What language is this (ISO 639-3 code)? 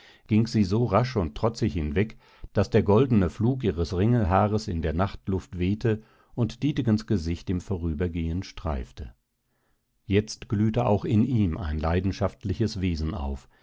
deu